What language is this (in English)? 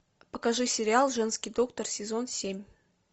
Russian